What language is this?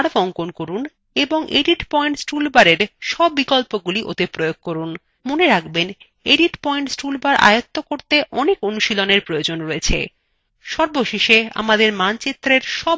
Bangla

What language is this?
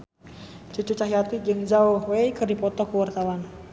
Sundanese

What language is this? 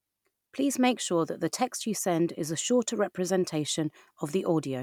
English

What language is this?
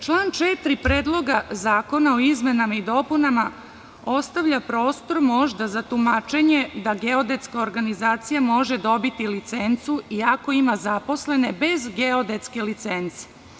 Serbian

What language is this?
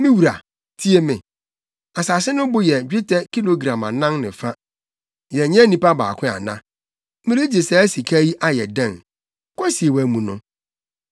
Akan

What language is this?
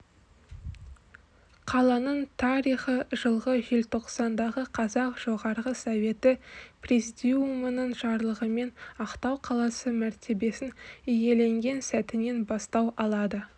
Kazakh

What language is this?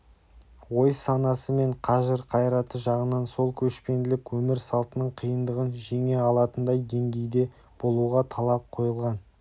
Kazakh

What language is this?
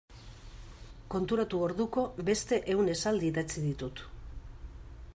Basque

